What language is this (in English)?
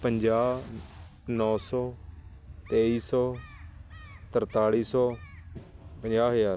Punjabi